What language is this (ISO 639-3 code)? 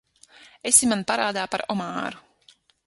lav